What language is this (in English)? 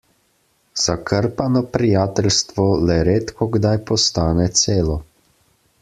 Slovenian